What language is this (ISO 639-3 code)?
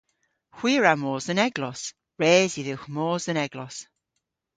cor